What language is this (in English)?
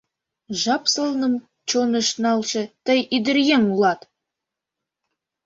Mari